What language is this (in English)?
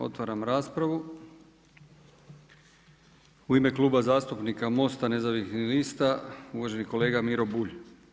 Croatian